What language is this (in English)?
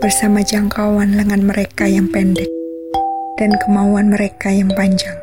Indonesian